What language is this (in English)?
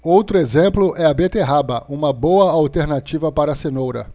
Portuguese